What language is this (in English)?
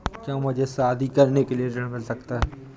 Hindi